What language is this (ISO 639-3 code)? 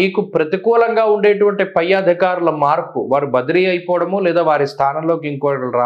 tel